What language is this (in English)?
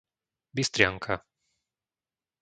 Slovak